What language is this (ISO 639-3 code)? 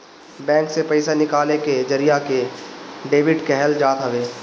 bho